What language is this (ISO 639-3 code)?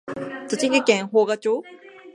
jpn